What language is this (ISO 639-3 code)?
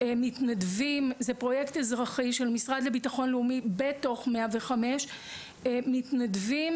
heb